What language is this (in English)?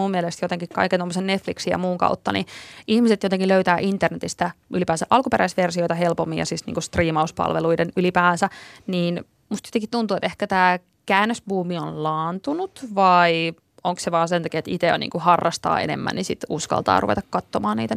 Finnish